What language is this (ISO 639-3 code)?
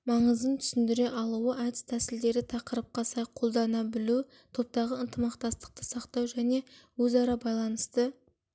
kaz